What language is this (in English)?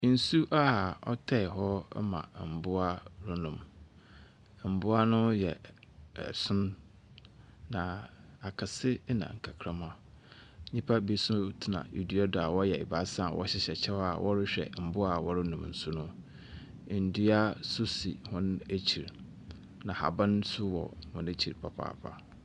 Akan